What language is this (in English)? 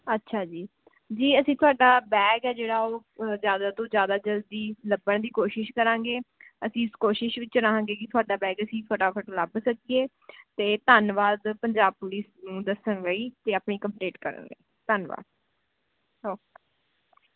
Punjabi